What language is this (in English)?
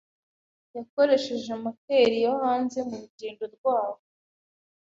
Kinyarwanda